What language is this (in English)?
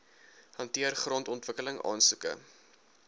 Afrikaans